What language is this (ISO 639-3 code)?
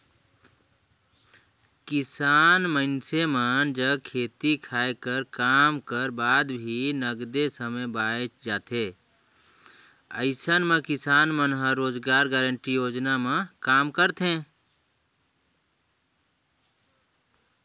hne